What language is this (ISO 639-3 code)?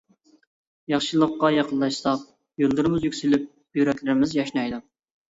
uig